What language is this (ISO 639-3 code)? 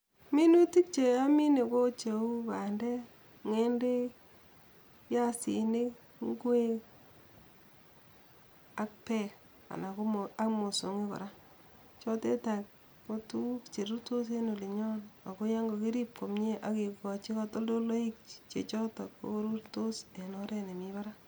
kln